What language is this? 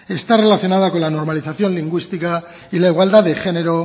Spanish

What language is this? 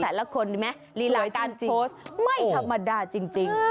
Thai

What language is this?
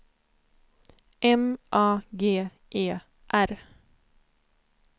Swedish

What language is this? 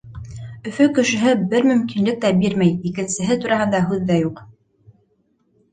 Bashkir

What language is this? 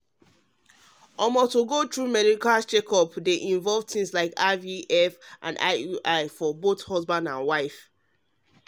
Nigerian Pidgin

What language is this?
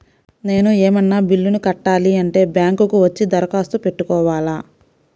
Telugu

